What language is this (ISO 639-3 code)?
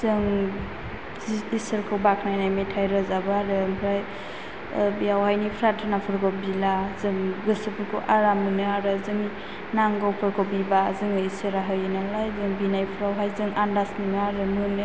brx